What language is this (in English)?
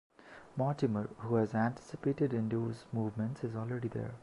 English